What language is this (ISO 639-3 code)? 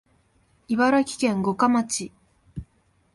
jpn